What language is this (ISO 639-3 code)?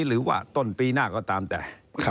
tha